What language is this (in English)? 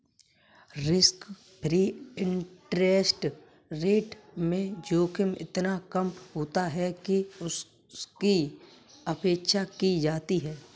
Hindi